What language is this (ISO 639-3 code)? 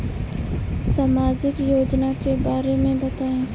bho